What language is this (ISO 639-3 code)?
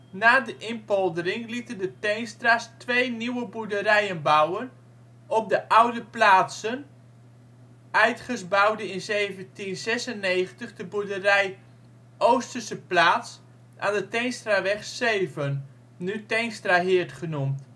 nld